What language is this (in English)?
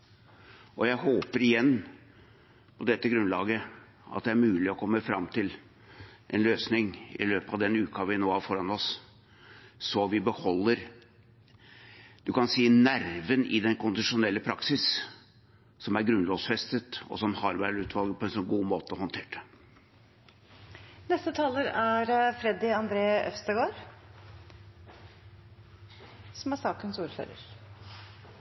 Norwegian Bokmål